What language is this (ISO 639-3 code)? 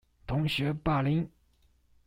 zho